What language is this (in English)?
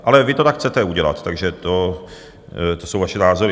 Czech